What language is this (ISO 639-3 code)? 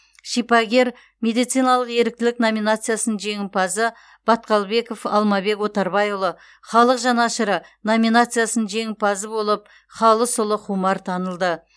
kaz